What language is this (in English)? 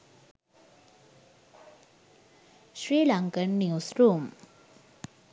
Sinhala